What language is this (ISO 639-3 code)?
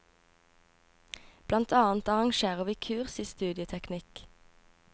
nor